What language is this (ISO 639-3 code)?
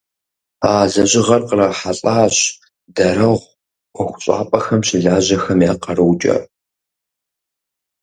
kbd